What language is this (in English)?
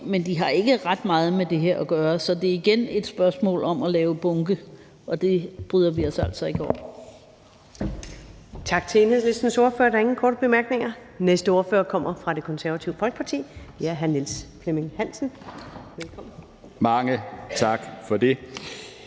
Danish